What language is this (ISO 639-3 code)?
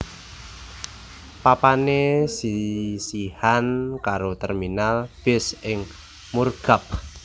jav